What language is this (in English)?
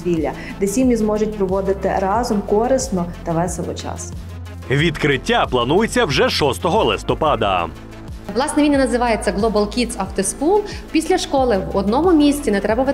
Ukrainian